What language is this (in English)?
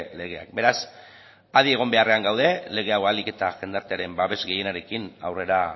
Basque